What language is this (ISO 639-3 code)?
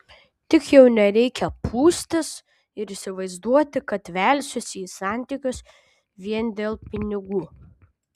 lit